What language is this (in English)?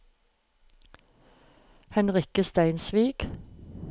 Norwegian